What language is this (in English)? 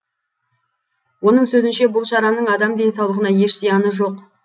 Kazakh